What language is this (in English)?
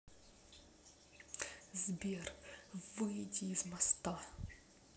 Russian